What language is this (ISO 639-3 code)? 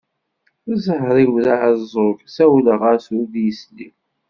kab